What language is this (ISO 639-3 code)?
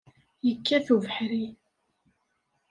kab